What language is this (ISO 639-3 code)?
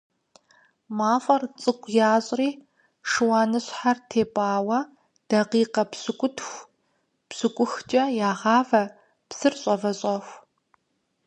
kbd